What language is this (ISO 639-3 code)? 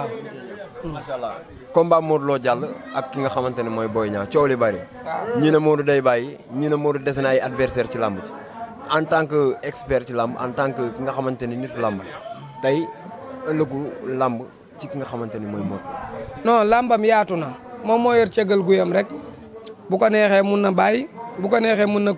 ind